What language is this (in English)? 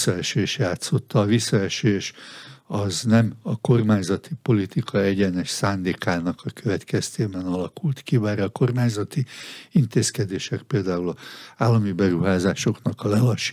Hungarian